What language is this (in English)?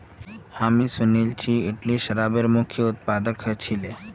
Magahi